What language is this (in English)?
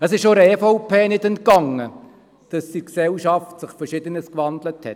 Swiss German